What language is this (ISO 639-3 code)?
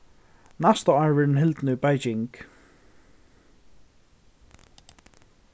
fao